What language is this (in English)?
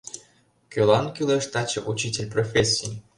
Mari